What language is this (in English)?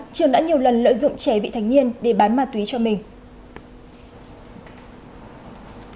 Vietnamese